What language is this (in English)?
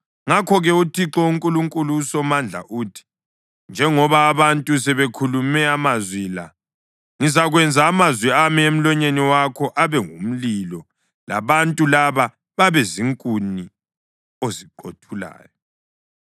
North Ndebele